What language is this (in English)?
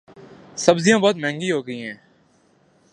Urdu